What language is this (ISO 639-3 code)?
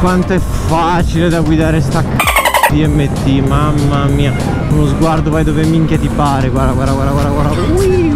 ita